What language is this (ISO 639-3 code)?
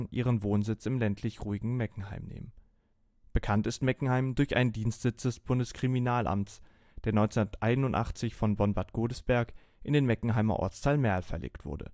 deu